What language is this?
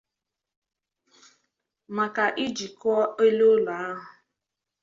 Igbo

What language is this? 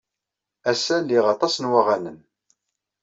Kabyle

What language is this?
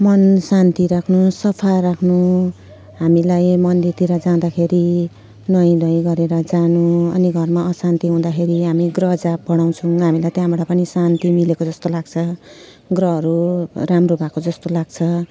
Nepali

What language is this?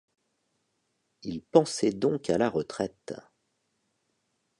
French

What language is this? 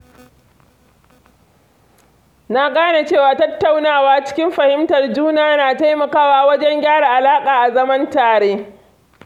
Hausa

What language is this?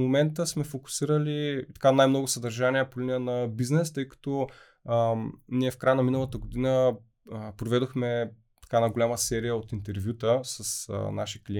Bulgarian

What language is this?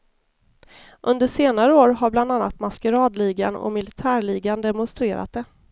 Swedish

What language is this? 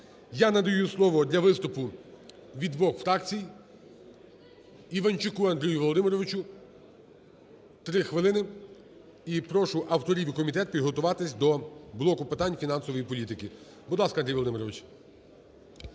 Ukrainian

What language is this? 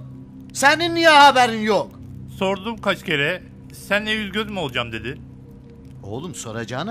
Turkish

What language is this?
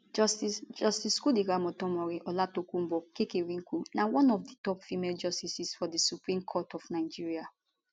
Nigerian Pidgin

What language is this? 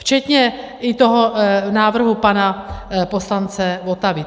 Czech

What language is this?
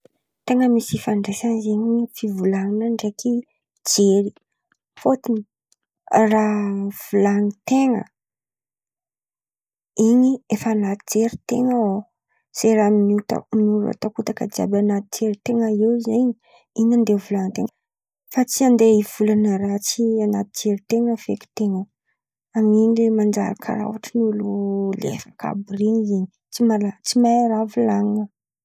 Antankarana Malagasy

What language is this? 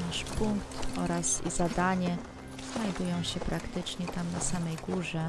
Polish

